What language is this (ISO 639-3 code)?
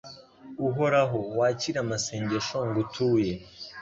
kin